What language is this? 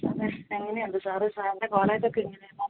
Malayalam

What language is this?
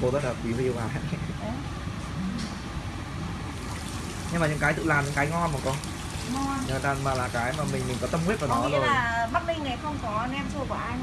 Vietnamese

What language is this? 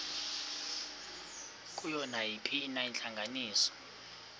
Xhosa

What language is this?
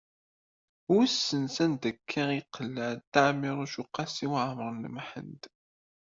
Kabyle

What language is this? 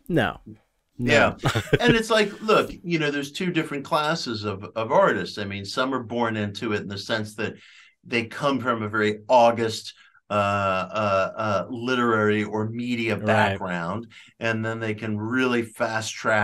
English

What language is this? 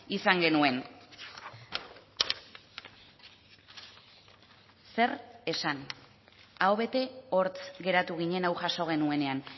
Basque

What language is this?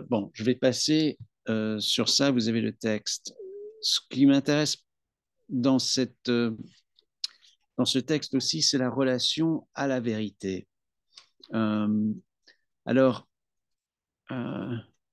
French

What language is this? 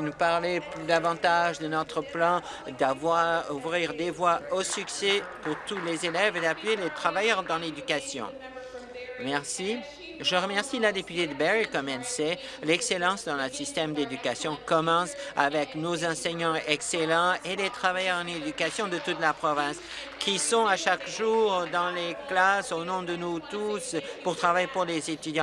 French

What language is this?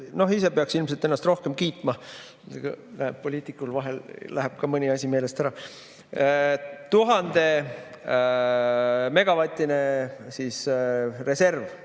Estonian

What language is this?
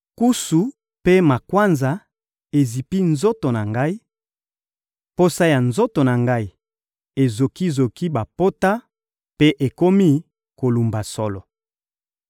Lingala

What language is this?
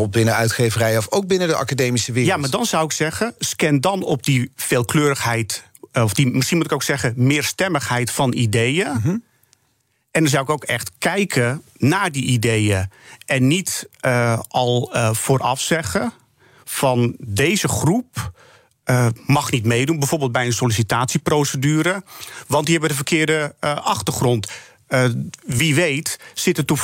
Dutch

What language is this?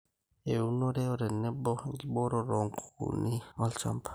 Masai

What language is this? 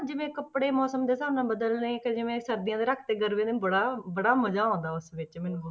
Punjabi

